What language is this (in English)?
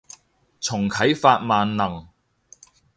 Cantonese